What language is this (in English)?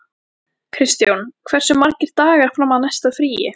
Icelandic